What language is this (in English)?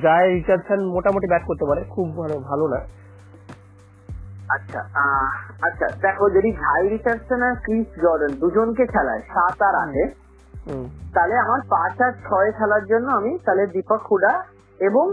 Bangla